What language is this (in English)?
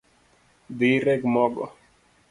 Luo (Kenya and Tanzania)